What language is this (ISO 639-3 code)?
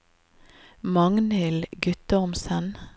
nor